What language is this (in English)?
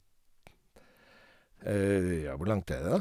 Norwegian